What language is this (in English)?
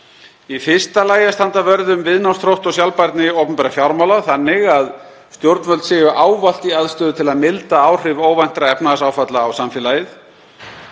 Icelandic